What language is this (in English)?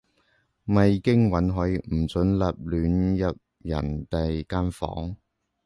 Cantonese